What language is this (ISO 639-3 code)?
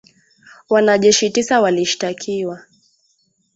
swa